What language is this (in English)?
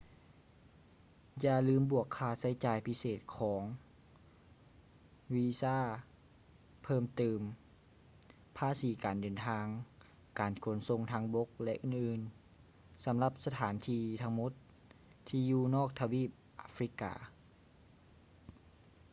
Lao